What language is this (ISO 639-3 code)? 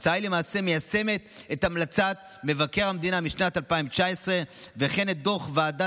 heb